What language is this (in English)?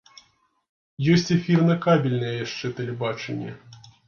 Belarusian